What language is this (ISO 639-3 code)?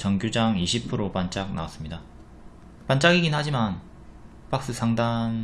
kor